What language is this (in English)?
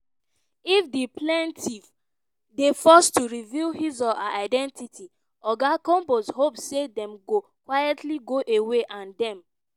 Nigerian Pidgin